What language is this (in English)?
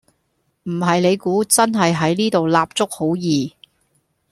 Cantonese